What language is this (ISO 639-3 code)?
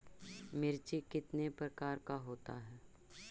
mag